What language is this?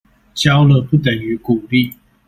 Chinese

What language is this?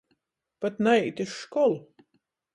Latgalian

